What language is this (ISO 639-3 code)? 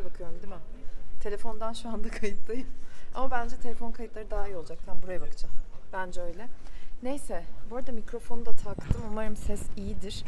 tur